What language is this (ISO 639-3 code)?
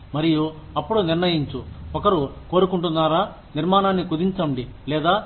tel